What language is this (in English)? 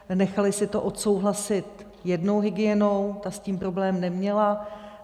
Czech